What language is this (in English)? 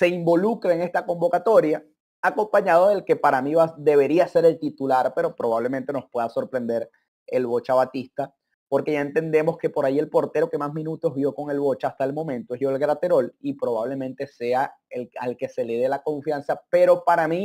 Spanish